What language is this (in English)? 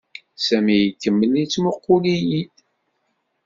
Kabyle